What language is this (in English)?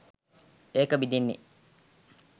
Sinhala